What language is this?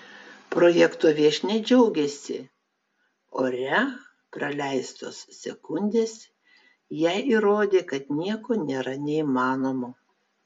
Lithuanian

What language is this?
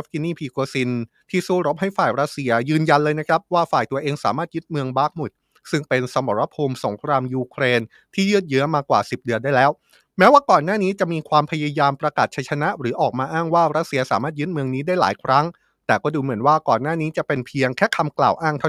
Thai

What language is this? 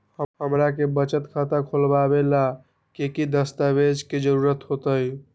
Magahi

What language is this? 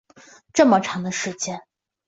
Chinese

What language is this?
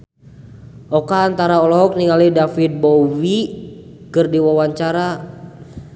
Sundanese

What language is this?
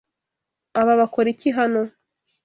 Kinyarwanda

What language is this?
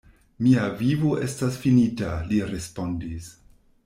Esperanto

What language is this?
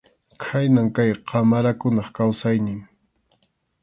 Arequipa-La Unión Quechua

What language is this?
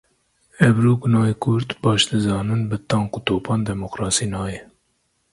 Kurdish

